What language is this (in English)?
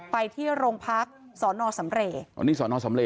Thai